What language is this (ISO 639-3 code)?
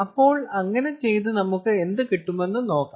mal